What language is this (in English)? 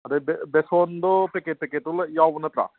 Manipuri